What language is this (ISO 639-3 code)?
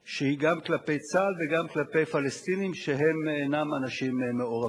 heb